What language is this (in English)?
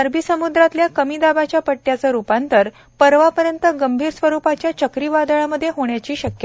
Marathi